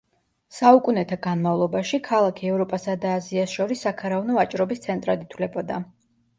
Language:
Georgian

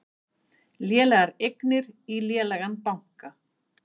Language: Icelandic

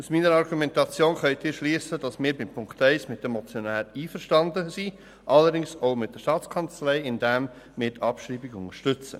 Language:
Swiss German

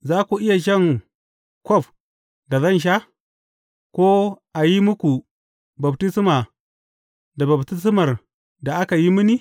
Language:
Hausa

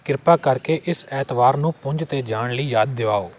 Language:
Punjabi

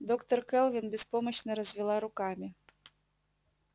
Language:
Russian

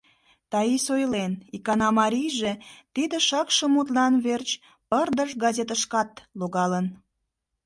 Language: Mari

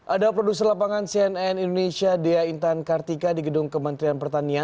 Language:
Indonesian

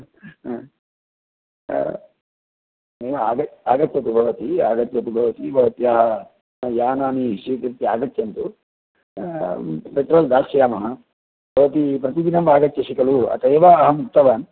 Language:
Sanskrit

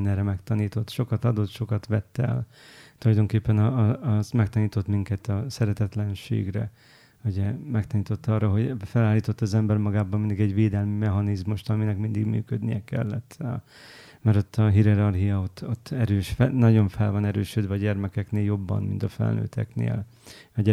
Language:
Hungarian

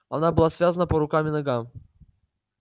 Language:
Russian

